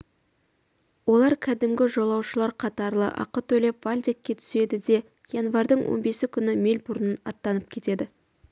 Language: Kazakh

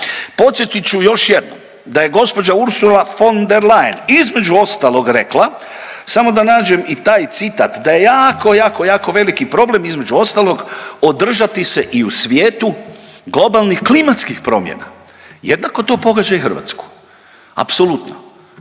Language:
Croatian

